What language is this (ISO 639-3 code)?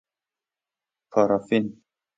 fas